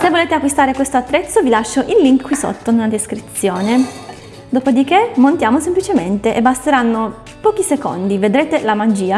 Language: Italian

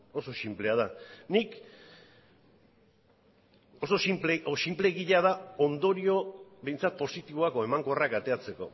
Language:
Basque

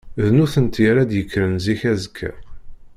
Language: Kabyle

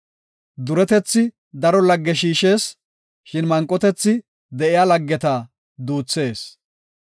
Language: Gofa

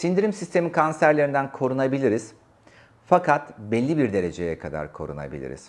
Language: Turkish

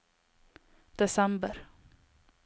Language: Norwegian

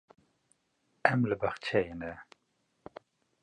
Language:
Kurdish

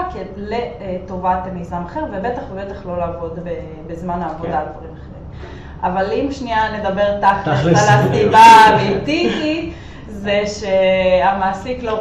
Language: Hebrew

